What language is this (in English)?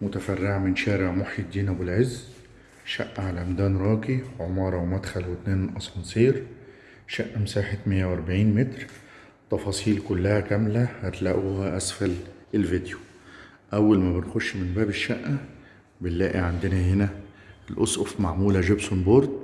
Arabic